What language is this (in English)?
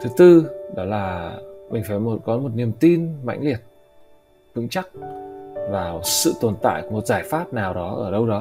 Vietnamese